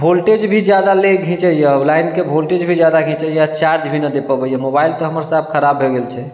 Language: Maithili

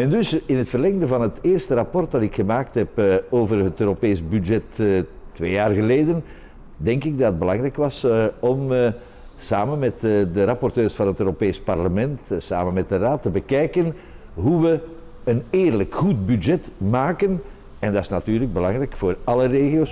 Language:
Dutch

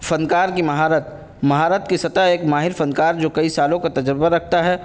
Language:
Urdu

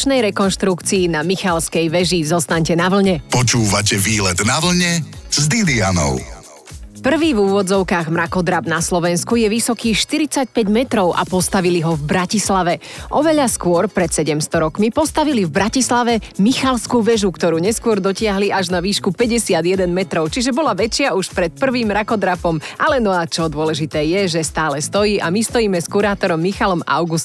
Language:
Slovak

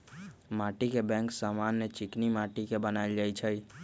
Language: Magahi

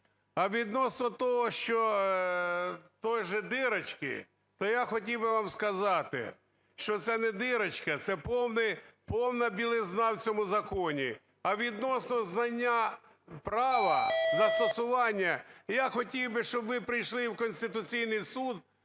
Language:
Ukrainian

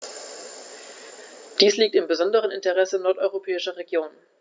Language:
German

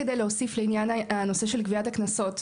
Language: Hebrew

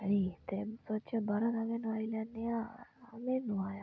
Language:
Dogri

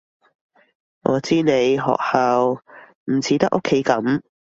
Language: Cantonese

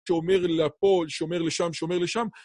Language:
Hebrew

